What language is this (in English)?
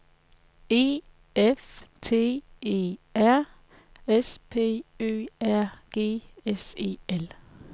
Danish